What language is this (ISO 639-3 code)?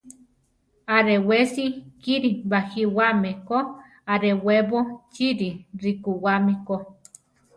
tar